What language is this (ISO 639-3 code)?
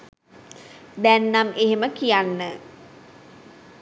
sin